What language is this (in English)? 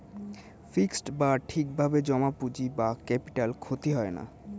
Bangla